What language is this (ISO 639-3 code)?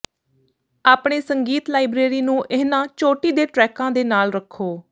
pan